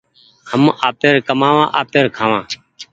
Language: Goaria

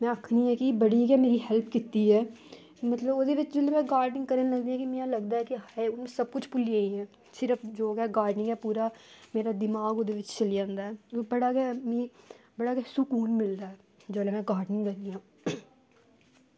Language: Dogri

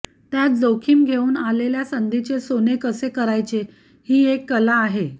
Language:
Marathi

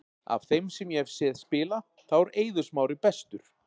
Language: Icelandic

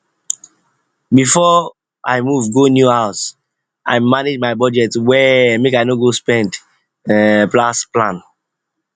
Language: Nigerian Pidgin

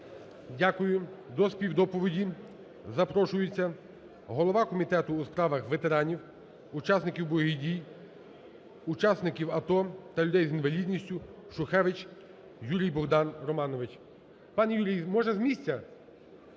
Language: Ukrainian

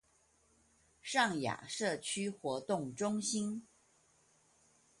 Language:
Chinese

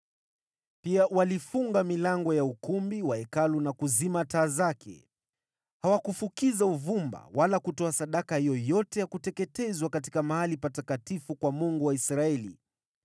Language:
Swahili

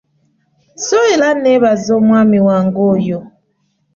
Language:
Ganda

